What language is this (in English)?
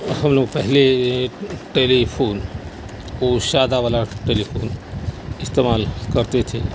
Urdu